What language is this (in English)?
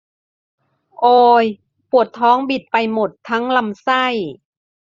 Thai